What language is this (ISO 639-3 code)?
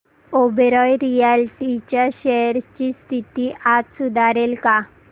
mar